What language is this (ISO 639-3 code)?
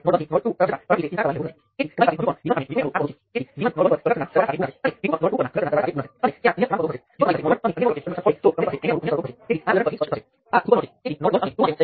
guj